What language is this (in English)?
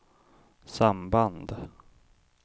Swedish